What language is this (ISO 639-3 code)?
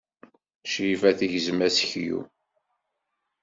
kab